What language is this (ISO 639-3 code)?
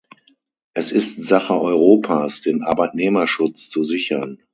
deu